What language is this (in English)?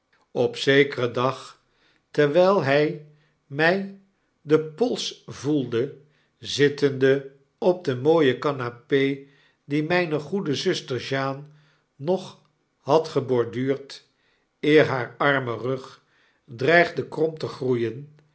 Dutch